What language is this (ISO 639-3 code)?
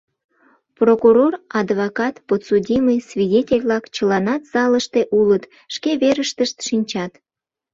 chm